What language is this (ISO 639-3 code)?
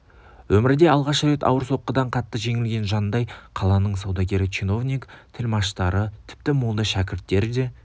kaz